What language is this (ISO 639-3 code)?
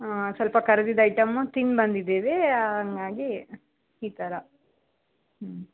kan